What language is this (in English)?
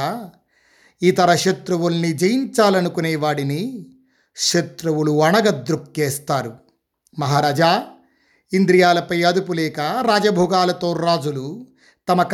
Telugu